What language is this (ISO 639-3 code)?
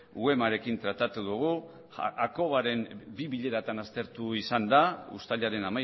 eus